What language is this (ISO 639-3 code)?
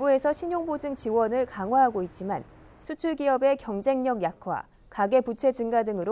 kor